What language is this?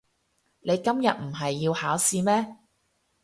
Cantonese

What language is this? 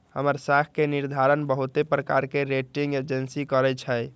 Magahi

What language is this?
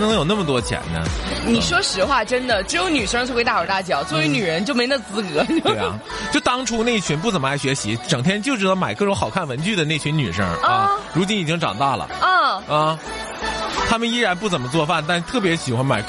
Chinese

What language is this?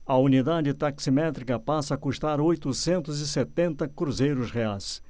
Portuguese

